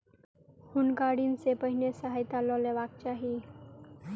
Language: Maithili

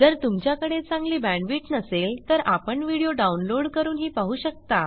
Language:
Marathi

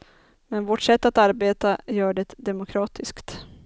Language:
Swedish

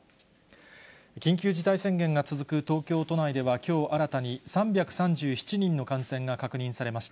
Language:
Japanese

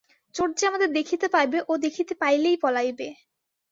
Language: Bangla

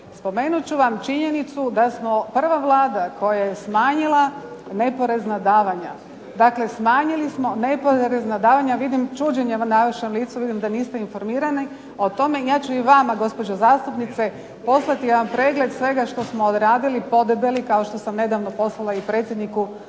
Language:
Croatian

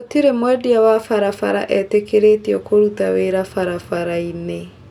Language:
Kikuyu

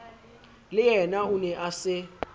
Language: Southern Sotho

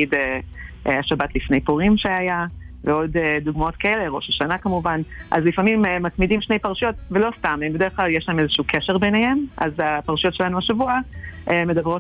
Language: Hebrew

